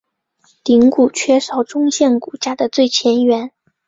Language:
Chinese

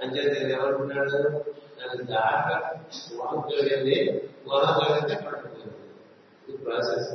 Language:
Telugu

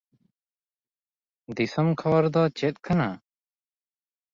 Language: Santali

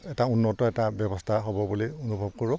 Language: Assamese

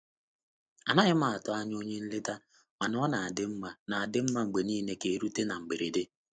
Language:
Igbo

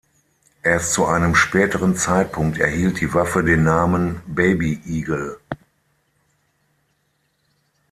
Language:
German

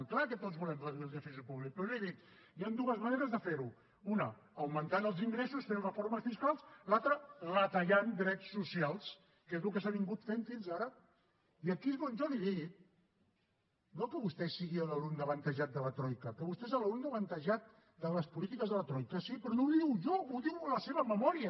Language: Catalan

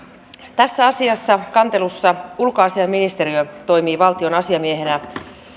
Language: Finnish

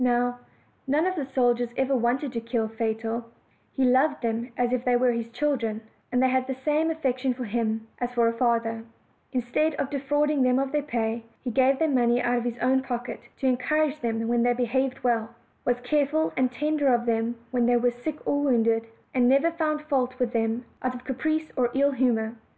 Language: English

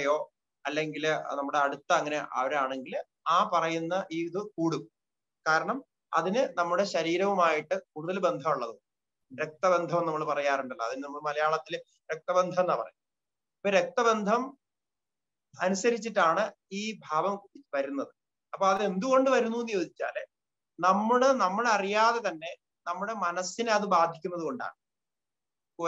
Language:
Arabic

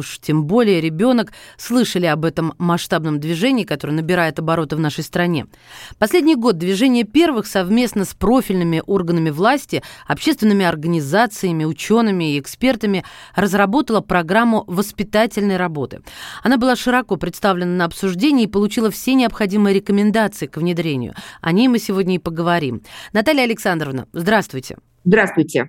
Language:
Russian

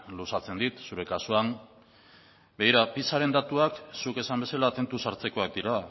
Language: Basque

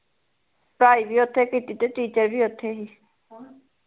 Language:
Punjabi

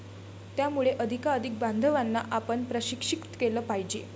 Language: Marathi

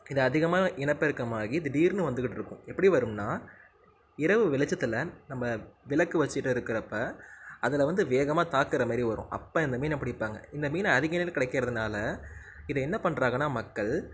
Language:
Tamil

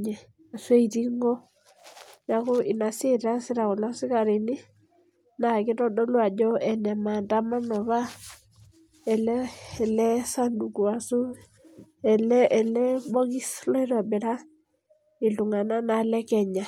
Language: Masai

